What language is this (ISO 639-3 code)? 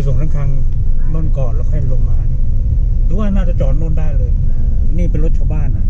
tha